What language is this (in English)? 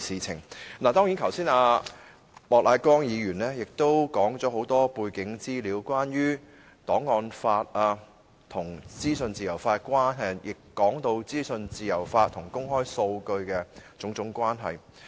Cantonese